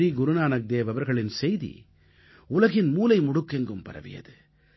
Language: Tamil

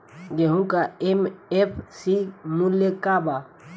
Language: Bhojpuri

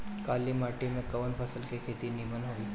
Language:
Bhojpuri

